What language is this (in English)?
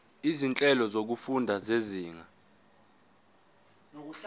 Zulu